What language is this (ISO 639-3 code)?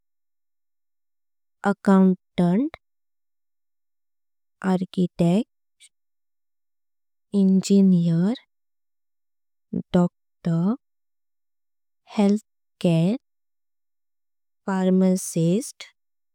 kok